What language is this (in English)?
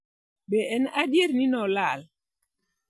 Luo (Kenya and Tanzania)